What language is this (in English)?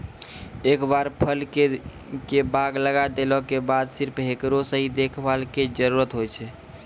Maithili